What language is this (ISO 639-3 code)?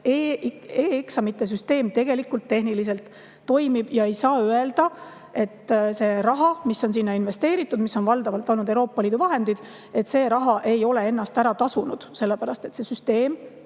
est